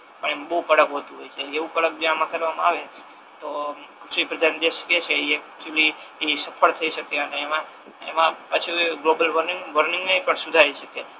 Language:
Gujarati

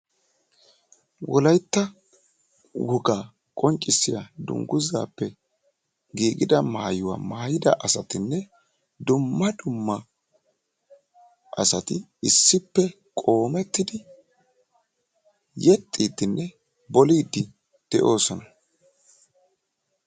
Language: Wolaytta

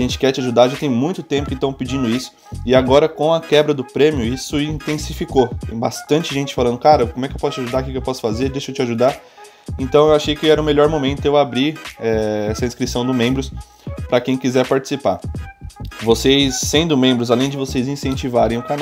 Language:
Portuguese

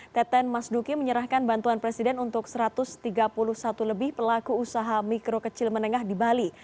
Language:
Indonesian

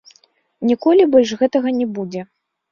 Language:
Belarusian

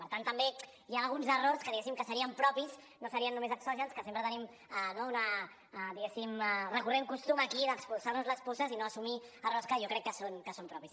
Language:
Catalan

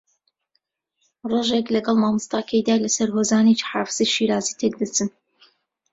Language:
Central Kurdish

